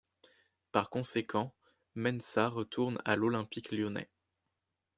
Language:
French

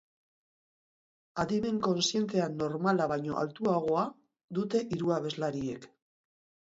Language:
Basque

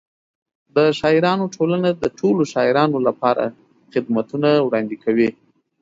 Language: Pashto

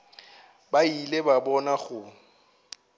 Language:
Northern Sotho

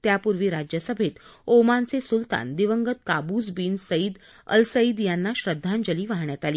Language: Marathi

